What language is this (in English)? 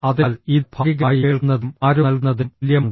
Malayalam